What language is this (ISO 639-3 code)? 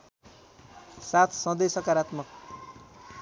nep